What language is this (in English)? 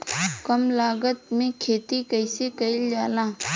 Bhojpuri